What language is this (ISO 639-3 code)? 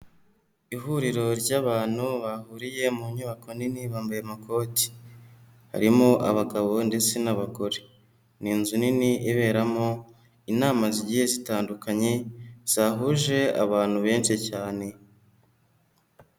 kin